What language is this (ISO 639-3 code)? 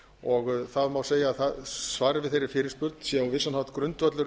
isl